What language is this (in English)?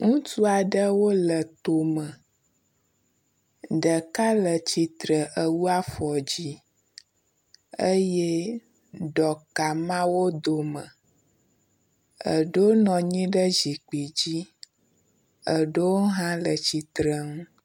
Ewe